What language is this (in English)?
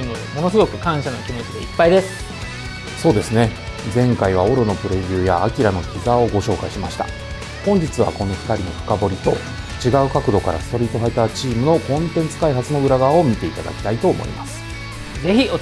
Japanese